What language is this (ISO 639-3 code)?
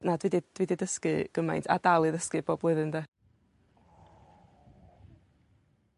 cym